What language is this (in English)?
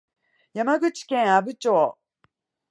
Japanese